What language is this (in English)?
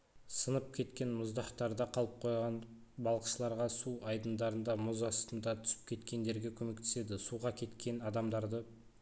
Kazakh